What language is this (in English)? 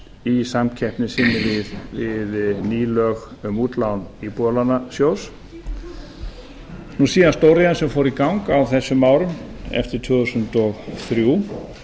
Icelandic